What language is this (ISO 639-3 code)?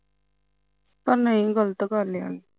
pan